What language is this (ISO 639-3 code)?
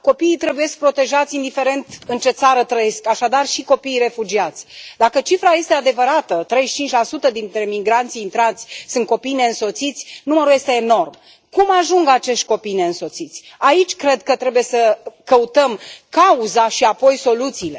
ron